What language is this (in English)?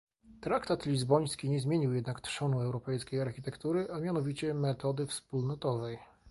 Polish